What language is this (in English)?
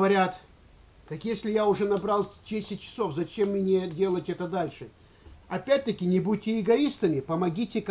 Russian